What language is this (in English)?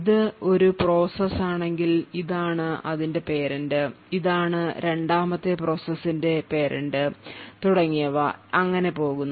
Malayalam